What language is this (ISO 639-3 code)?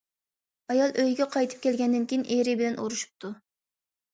uig